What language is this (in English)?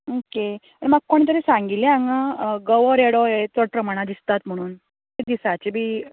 Konkani